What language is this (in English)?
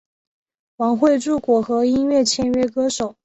Chinese